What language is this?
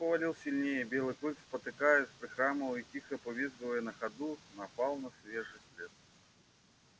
Russian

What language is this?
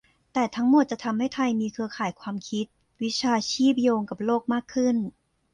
Thai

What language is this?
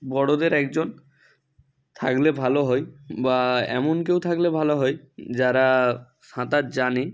Bangla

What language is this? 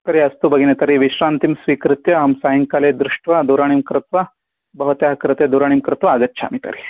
Sanskrit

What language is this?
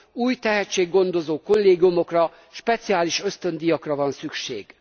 Hungarian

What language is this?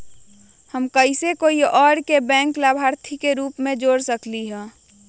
Magahi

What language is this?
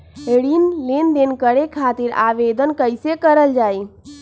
Magahi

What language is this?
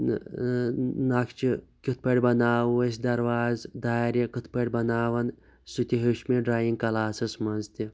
Kashmiri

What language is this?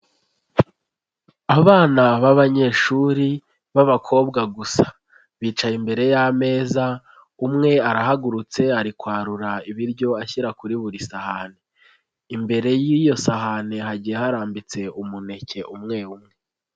Kinyarwanda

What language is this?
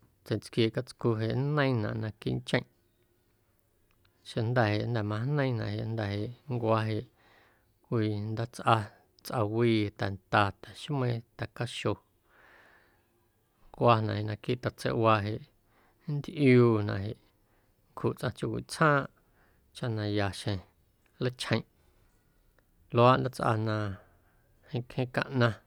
Guerrero Amuzgo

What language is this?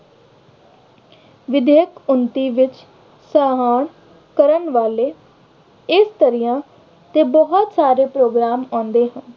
Punjabi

